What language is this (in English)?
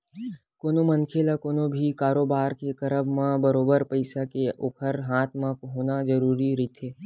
Chhattisgarhi